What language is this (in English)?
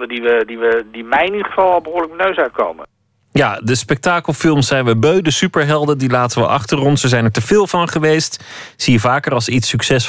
Dutch